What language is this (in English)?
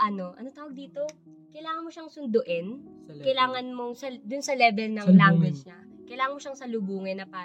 Filipino